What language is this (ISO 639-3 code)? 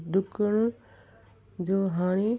snd